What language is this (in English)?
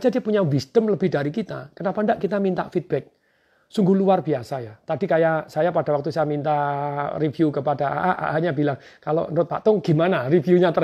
Indonesian